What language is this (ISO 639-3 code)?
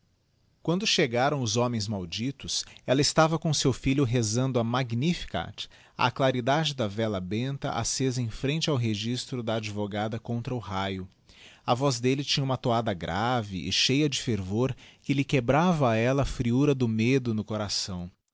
por